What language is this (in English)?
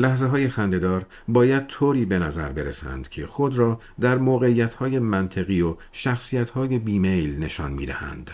Persian